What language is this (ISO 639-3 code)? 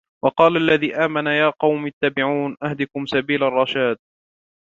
ara